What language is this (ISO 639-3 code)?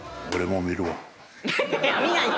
jpn